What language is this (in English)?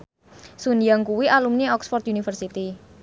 Javanese